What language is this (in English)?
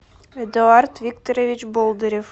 Russian